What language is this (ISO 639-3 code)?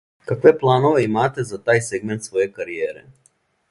srp